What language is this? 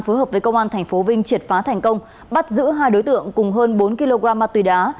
Vietnamese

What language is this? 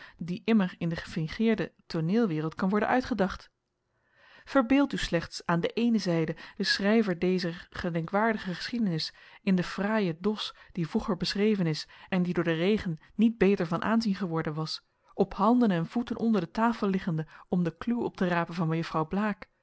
Dutch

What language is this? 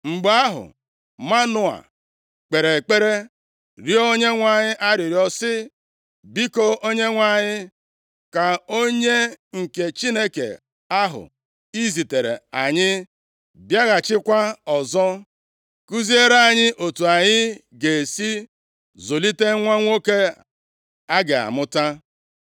Igbo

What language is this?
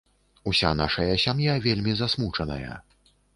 Belarusian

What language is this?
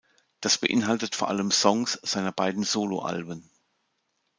German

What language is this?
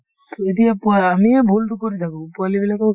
Assamese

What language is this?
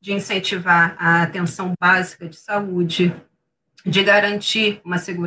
Portuguese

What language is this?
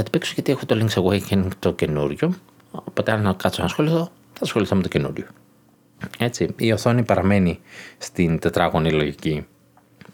Greek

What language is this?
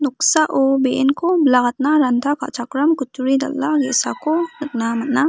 Garo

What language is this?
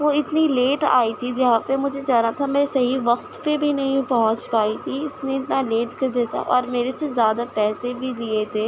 Urdu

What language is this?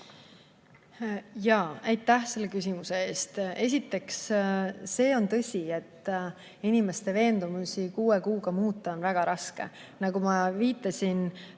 Estonian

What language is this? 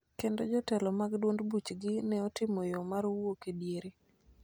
Luo (Kenya and Tanzania)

